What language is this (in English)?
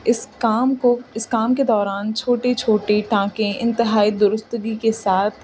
Urdu